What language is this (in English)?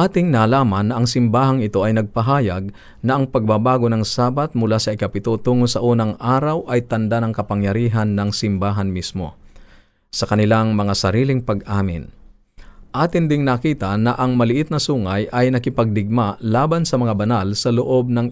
Filipino